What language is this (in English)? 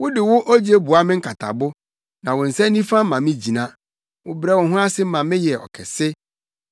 Akan